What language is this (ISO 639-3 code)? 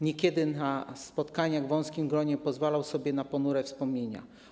pol